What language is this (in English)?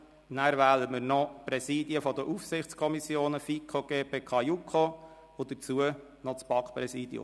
Swiss German